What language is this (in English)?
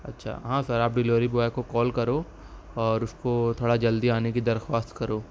Urdu